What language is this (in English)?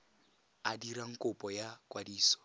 Tswana